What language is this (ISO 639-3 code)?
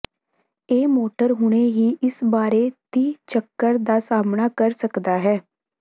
pan